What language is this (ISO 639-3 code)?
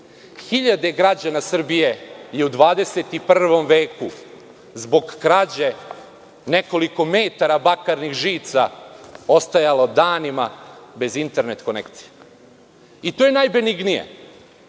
srp